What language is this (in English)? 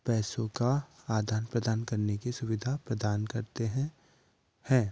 Hindi